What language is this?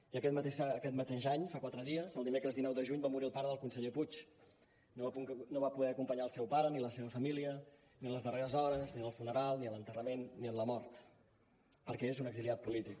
Catalan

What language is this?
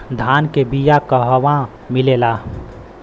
Bhojpuri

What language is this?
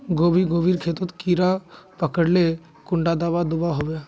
Magahi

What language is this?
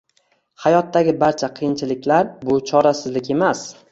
Uzbek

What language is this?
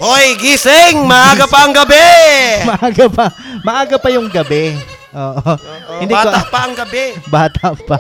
Filipino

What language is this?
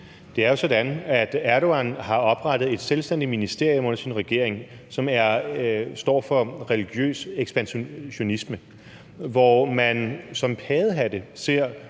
Danish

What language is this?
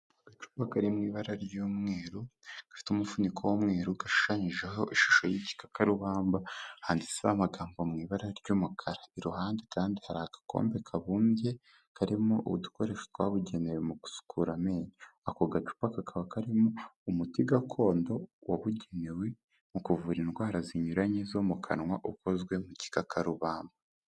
Kinyarwanda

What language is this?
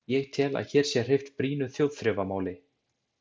Icelandic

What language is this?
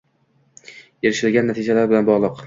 Uzbek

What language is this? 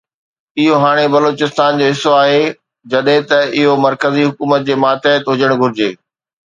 Sindhi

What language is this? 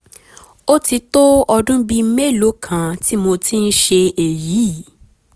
Yoruba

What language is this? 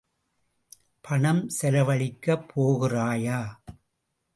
Tamil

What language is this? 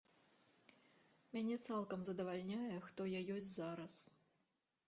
Belarusian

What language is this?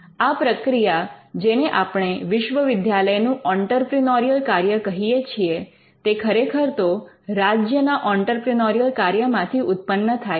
Gujarati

